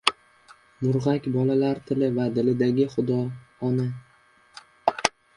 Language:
Uzbek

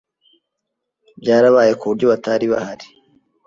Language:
Kinyarwanda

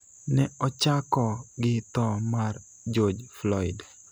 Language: Luo (Kenya and Tanzania)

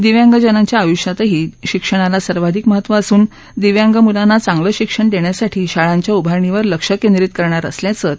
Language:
Marathi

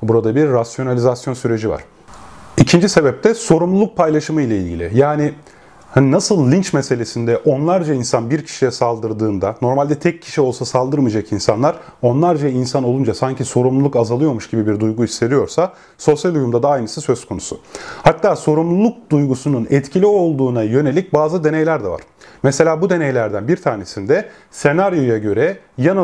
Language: Turkish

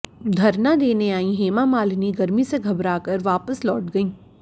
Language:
Hindi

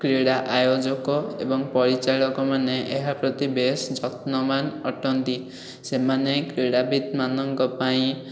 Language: Odia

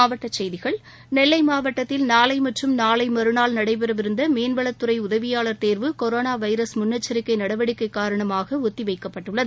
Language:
Tamil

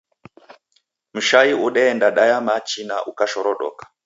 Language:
Taita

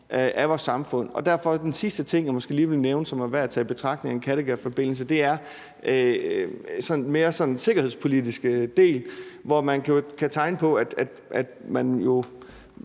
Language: Danish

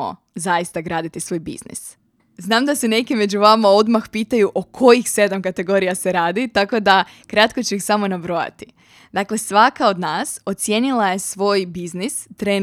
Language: Croatian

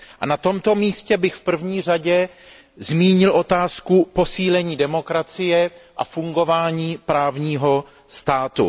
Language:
Czech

